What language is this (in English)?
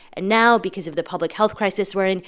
English